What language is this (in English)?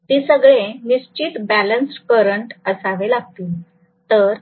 Marathi